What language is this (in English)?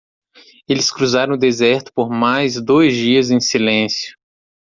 Portuguese